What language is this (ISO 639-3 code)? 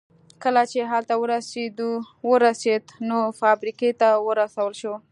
pus